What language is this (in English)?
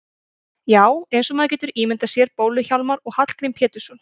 Icelandic